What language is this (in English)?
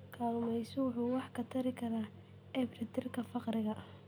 Somali